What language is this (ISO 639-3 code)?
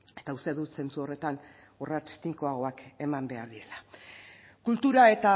eus